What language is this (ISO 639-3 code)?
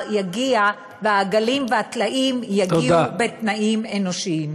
heb